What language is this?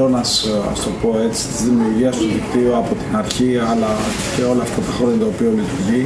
Greek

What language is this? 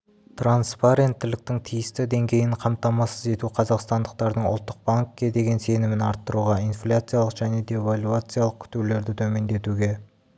Kazakh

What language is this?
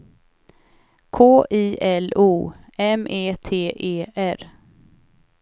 Swedish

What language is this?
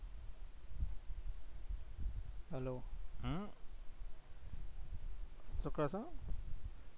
Gujarati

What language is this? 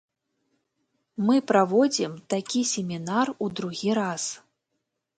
Belarusian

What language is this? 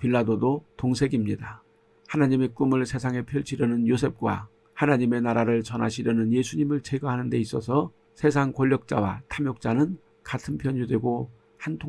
Korean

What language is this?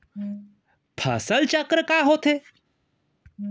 Chhattisgarhi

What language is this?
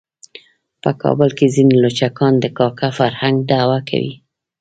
Pashto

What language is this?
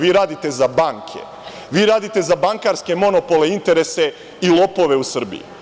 Serbian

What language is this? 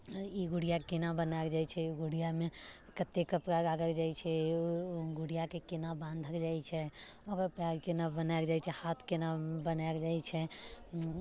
Maithili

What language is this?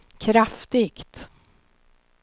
Swedish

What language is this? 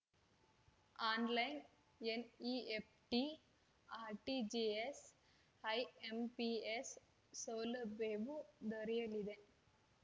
Kannada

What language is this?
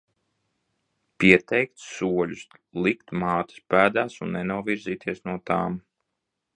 Latvian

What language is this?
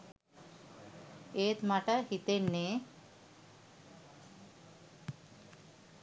Sinhala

